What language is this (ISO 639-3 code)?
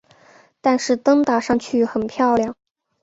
zho